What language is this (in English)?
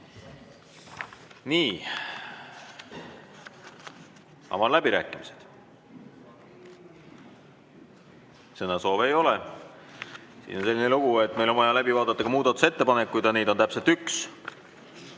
Estonian